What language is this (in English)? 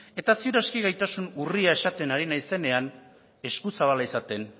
Basque